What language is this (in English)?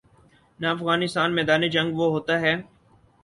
Urdu